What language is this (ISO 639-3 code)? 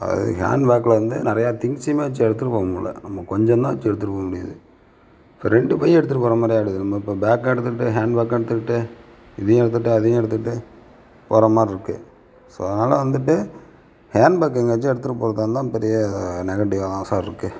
tam